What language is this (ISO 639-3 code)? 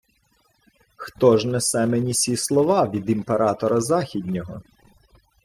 ukr